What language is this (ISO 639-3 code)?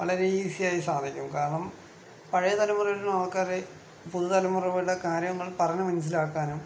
mal